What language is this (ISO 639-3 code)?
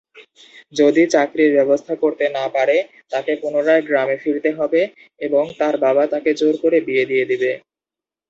ben